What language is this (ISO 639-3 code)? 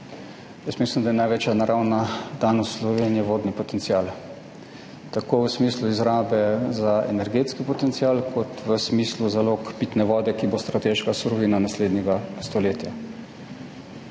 slv